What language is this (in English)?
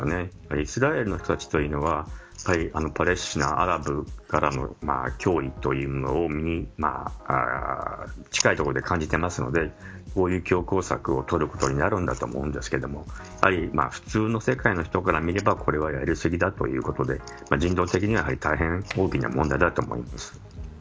Japanese